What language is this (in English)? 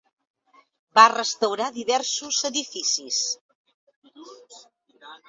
Catalan